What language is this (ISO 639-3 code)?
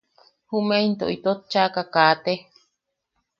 yaq